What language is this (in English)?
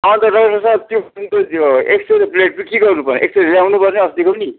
Nepali